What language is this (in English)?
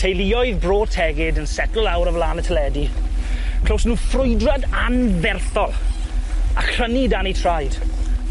Welsh